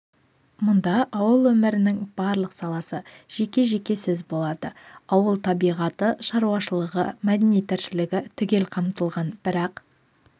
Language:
Kazakh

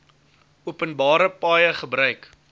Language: Afrikaans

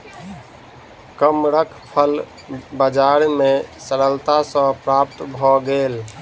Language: Maithili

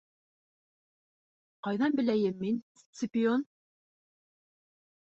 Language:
Bashkir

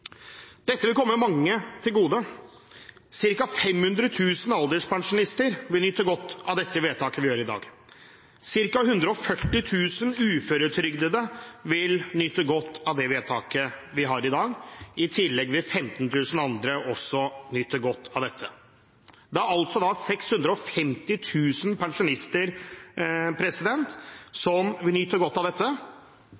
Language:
Norwegian Bokmål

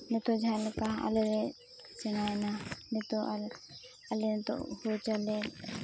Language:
Santali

